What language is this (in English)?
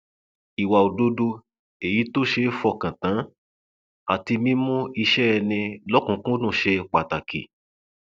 Yoruba